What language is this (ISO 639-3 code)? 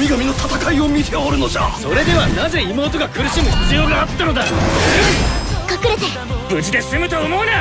jpn